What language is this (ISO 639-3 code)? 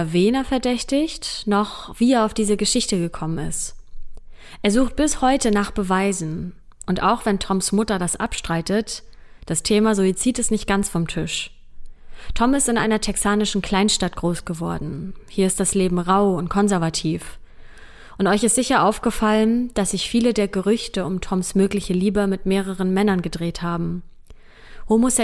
deu